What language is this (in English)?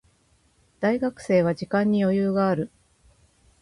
Japanese